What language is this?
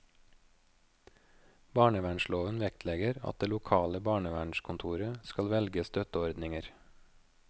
Norwegian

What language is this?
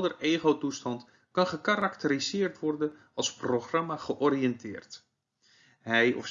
Dutch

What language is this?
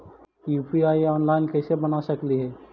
Magahi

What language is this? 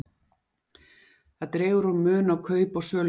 Icelandic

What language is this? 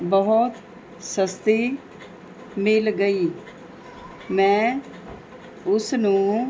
Punjabi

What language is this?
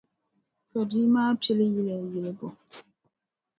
Dagbani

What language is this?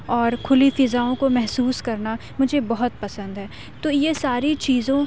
Urdu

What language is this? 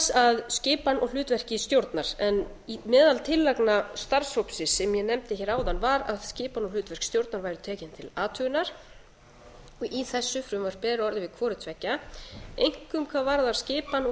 Icelandic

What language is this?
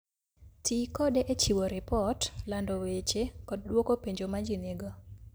Luo (Kenya and Tanzania)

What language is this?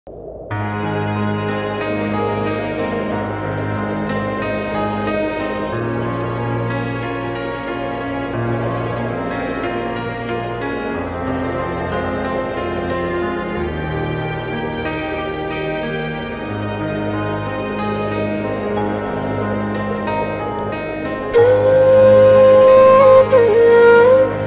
Indonesian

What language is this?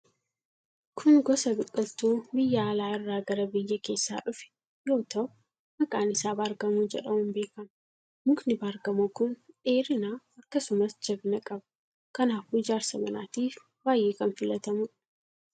Oromo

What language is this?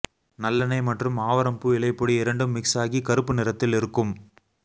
Tamil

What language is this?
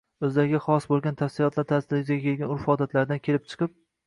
Uzbek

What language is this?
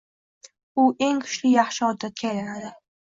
Uzbek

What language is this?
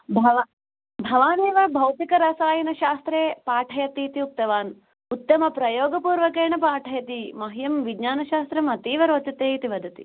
Sanskrit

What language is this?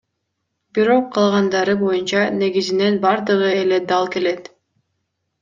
Kyrgyz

